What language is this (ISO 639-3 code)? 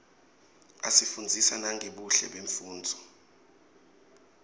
ssw